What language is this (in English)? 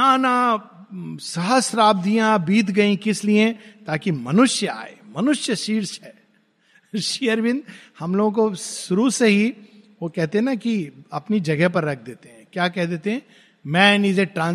Hindi